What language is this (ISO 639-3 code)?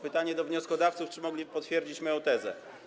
pol